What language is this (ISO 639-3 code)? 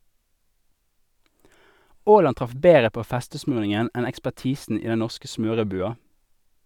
nor